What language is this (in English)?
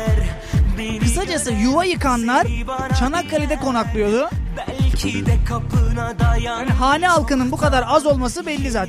Turkish